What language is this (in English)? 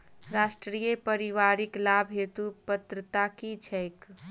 Maithili